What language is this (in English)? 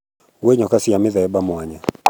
Kikuyu